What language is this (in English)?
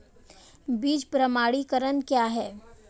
Hindi